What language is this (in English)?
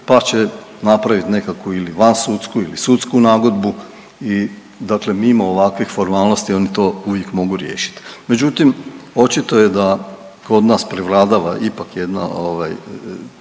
Croatian